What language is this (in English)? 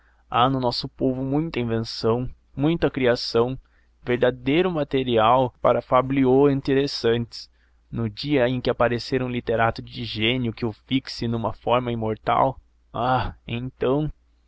Portuguese